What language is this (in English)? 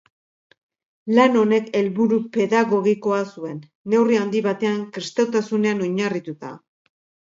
Basque